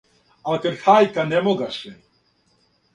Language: Serbian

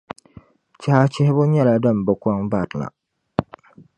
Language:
Dagbani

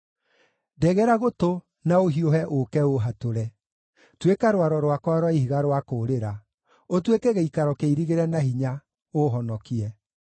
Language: Kikuyu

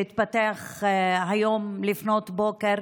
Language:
Hebrew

